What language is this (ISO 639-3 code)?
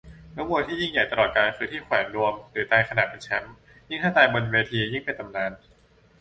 tha